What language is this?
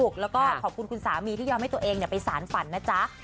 Thai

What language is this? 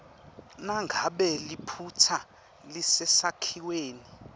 Swati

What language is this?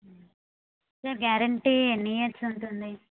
Telugu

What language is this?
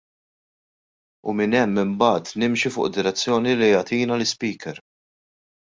Maltese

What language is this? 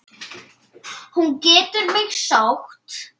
Icelandic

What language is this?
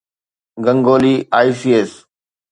Sindhi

